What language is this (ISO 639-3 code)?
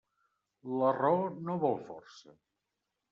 cat